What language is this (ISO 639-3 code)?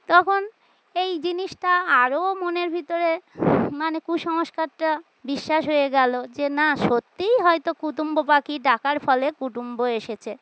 ben